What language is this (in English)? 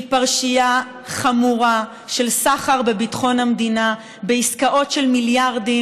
Hebrew